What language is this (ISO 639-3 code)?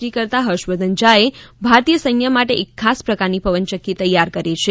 guj